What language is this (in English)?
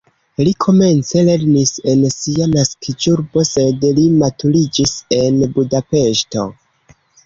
Esperanto